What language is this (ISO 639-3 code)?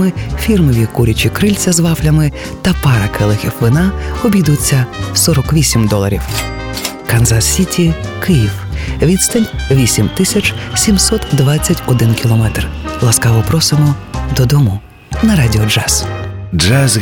ukr